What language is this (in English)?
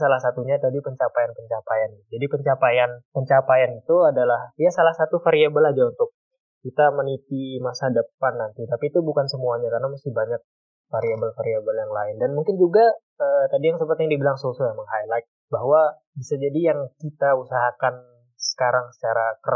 Indonesian